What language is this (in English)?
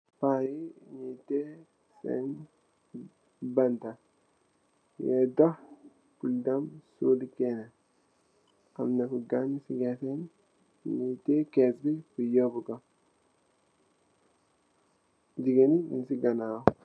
Wolof